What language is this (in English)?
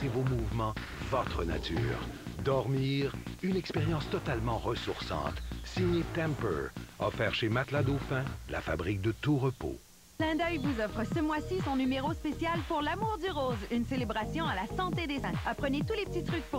French